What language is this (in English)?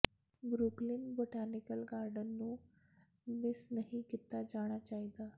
Punjabi